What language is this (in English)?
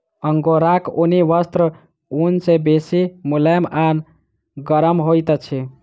Maithili